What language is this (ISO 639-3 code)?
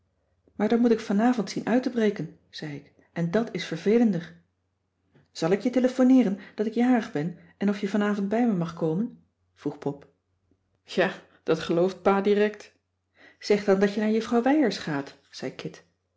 nld